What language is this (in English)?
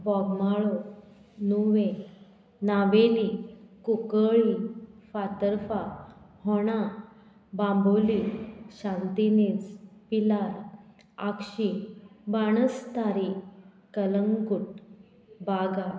Konkani